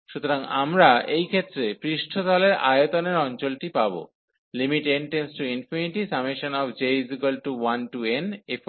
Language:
Bangla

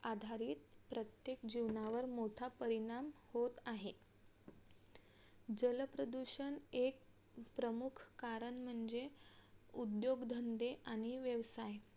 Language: Marathi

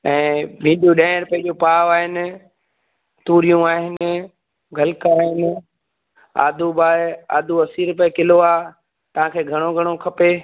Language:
Sindhi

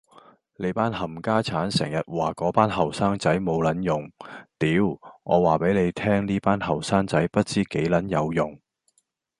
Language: Cantonese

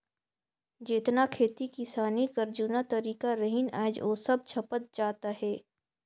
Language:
Chhattisgarhi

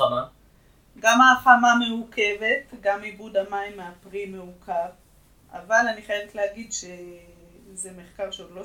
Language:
Hebrew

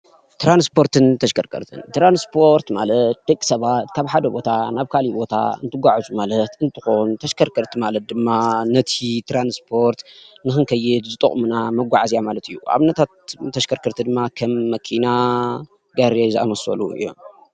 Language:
Tigrinya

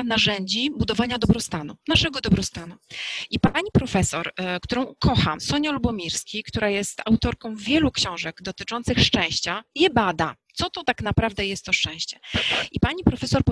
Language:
Polish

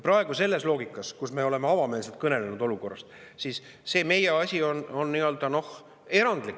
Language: Estonian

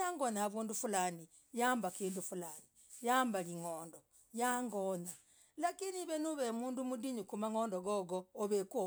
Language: Logooli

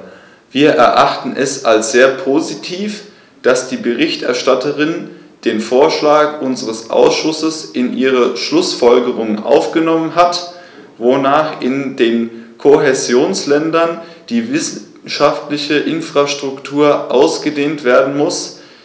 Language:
German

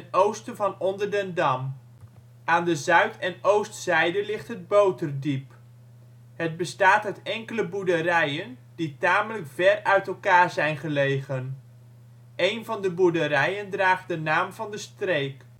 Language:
Dutch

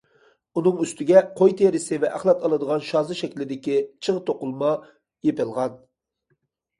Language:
Uyghur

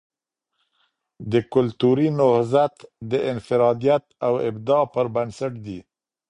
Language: Pashto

